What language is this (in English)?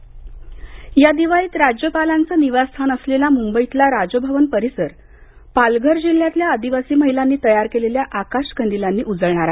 Marathi